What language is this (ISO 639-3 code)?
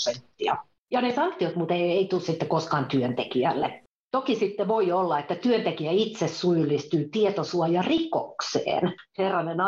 fin